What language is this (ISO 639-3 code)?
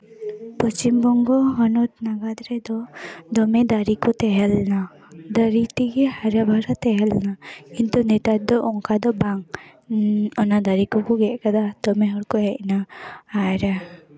sat